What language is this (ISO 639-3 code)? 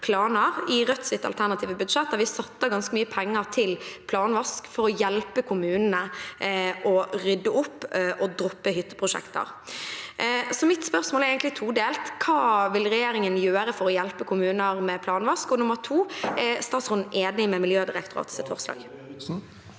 nor